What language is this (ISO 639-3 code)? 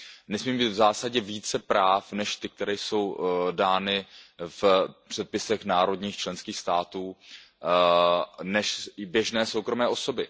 ces